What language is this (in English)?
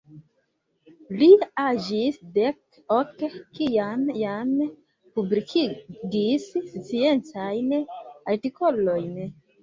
Esperanto